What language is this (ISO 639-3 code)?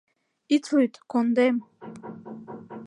chm